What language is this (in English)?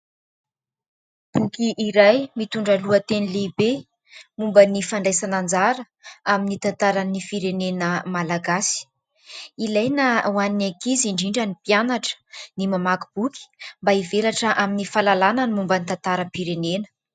Malagasy